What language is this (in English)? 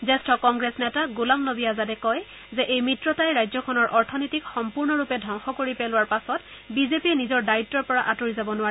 Assamese